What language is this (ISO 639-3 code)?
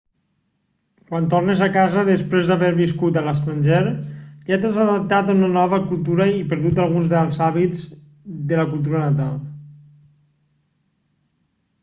cat